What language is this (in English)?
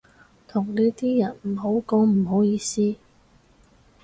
Cantonese